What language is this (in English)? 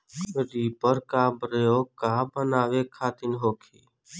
Bhojpuri